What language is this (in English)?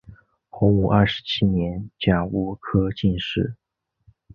Chinese